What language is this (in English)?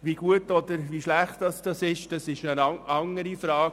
Swiss German